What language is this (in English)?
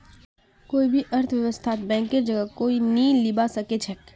Magahi